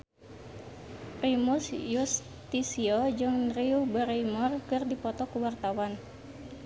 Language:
Sundanese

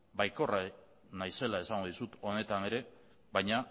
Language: Basque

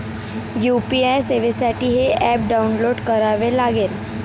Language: Marathi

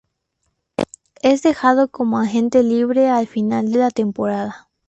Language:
Spanish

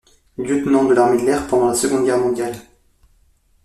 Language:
French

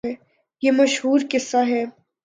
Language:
Urdu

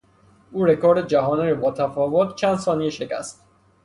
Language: Persian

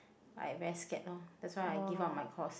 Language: English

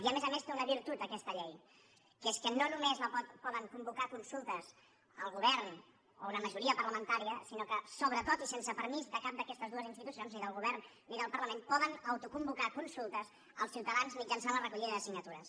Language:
Catalan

